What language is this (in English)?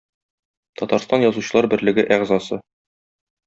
Tatar